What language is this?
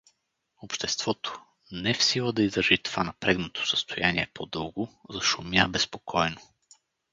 Bulgarian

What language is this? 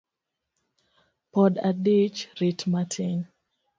Luo (Kenya and Tanzania)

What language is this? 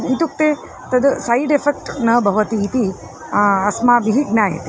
Sanskrit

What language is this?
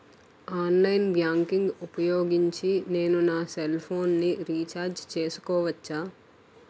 Telugu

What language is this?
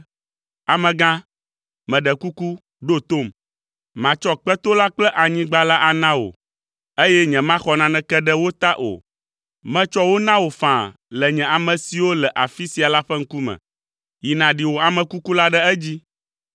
Ewe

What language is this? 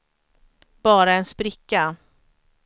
Swedish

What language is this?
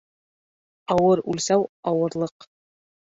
Bashkir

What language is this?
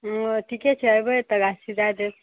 Maithili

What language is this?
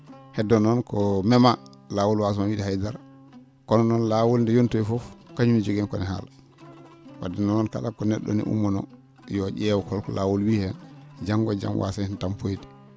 Fula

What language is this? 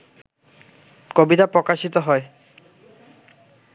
Bangla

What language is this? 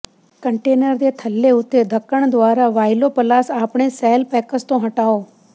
Punjabi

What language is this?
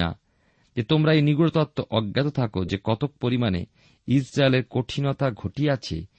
Bangla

